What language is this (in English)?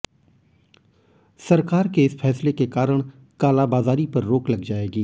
Hindi